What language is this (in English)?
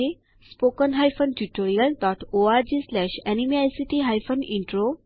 Gujarati